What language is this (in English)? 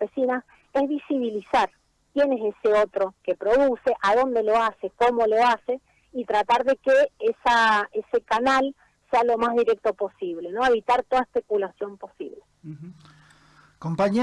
Spanish